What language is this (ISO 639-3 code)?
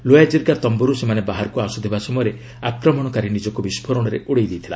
ori